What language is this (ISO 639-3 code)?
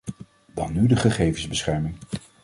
nld